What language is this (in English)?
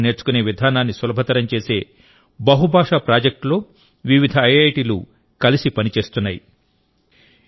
Telugu